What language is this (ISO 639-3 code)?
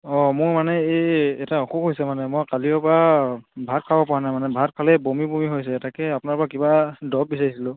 asm